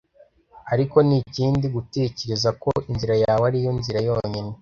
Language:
Kinyarwanda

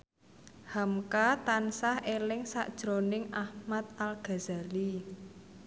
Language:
Javanese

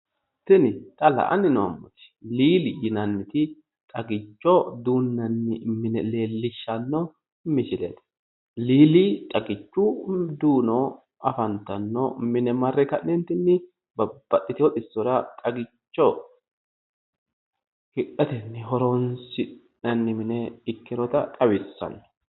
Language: Sidamo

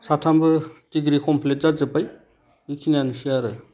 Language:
Bodo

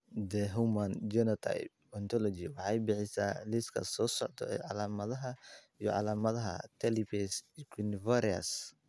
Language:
Somali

